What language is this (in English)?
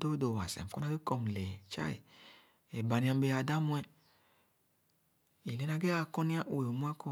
Khana